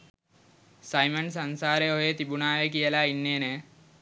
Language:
Sinhala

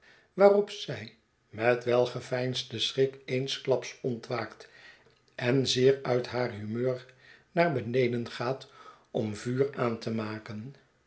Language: Dutch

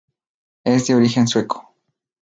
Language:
Spanish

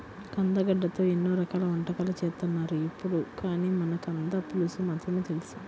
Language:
Telugu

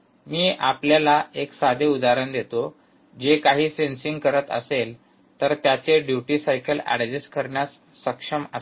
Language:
Marathi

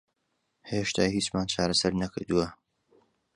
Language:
Central Kurdish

